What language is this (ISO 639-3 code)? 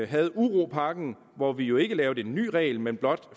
dan